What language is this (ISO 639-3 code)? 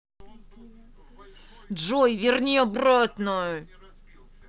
rus